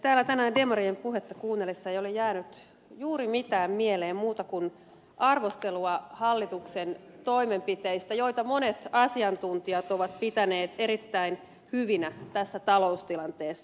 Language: Finnish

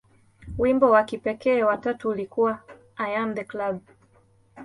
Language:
Swahili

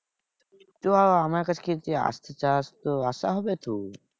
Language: Bangla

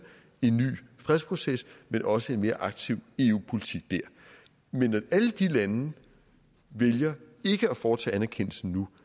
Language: Danish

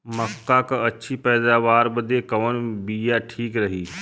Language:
Bhojpuri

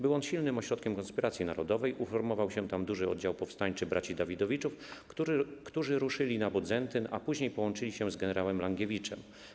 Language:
Polish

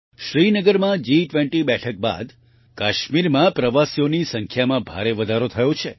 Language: Gujarati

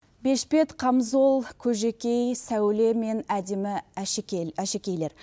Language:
Kazakh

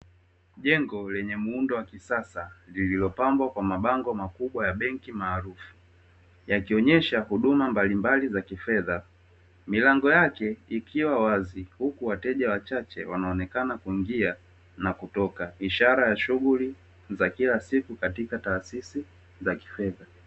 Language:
Swahili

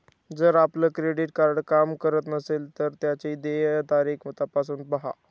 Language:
Marathi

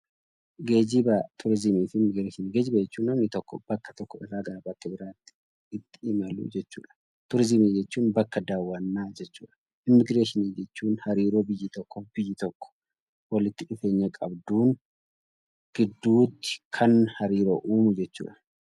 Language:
Oromo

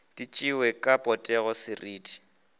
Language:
Northern Sotho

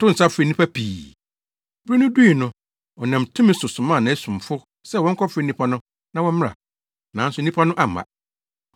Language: Akan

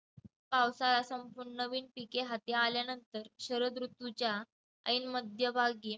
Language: Marathi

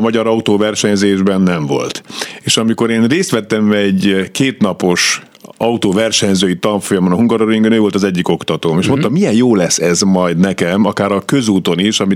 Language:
Hungarian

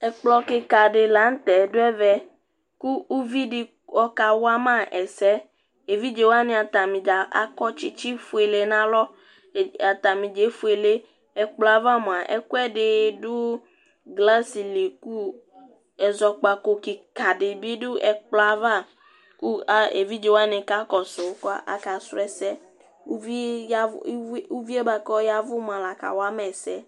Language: Ikposo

